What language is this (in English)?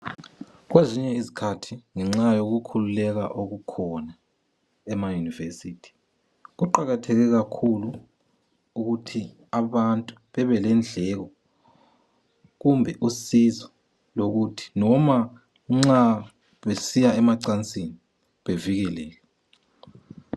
North Ndebele